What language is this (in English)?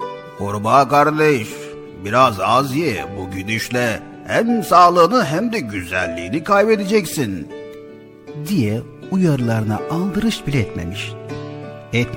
Turkish